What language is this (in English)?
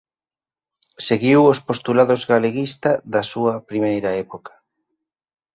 Galician